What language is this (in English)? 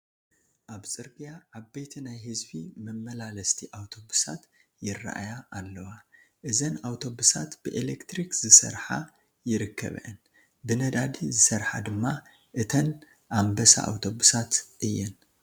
Tigrinya